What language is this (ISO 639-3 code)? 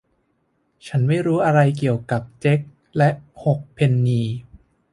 tha